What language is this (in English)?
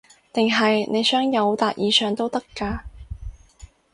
Cantonese